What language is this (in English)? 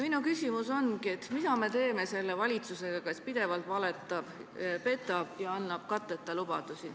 Estonian